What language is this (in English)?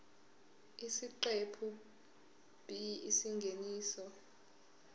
Zulu